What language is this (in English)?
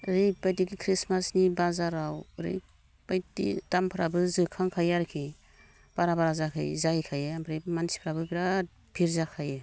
Bodo